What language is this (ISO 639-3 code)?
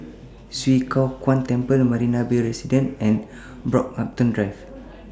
eng